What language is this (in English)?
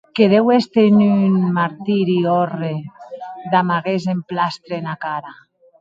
Occitan